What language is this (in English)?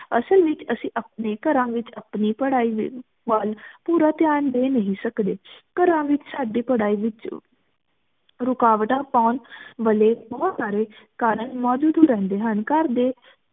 Punjabi